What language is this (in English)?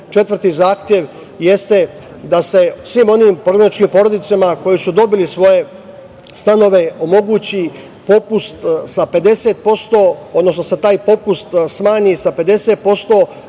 Serbian